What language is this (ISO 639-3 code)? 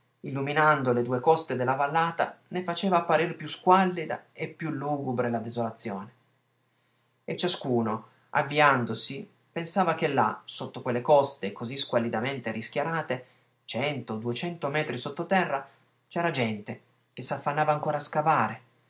ita